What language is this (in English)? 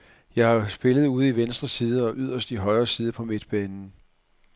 Danish